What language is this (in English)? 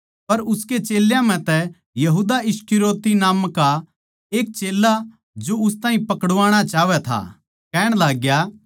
Haryanvi